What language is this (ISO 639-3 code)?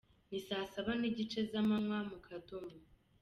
kin